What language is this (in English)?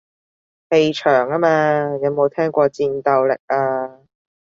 Cantonese